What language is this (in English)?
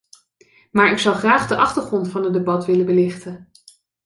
Dutch